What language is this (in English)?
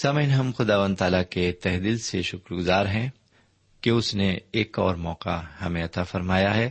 Urdu